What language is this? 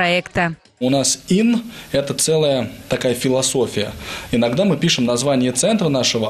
Russian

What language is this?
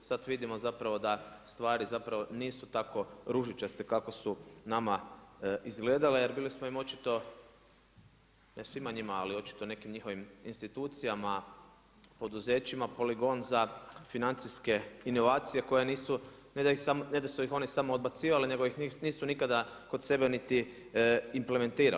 Croatian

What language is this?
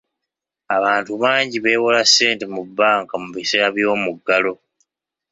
Ganda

